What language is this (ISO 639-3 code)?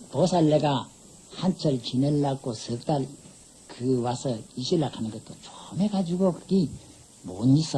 kor